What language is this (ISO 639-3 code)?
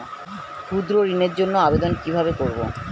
ben